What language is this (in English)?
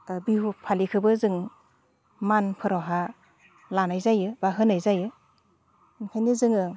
Bodo